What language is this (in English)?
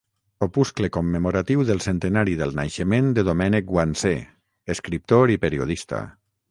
Catalan